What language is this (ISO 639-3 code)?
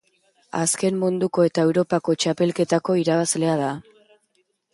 eus